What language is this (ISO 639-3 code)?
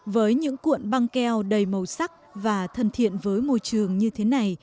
vie